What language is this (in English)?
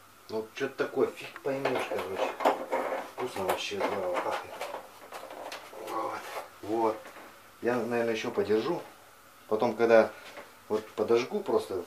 Russian